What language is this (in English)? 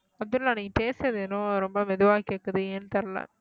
Tamil